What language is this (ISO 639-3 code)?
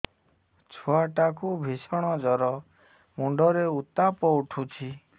ori